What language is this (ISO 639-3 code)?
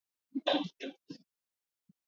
swa